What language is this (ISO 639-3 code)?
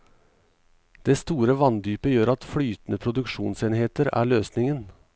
nor